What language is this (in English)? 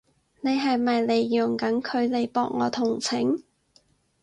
Cantonese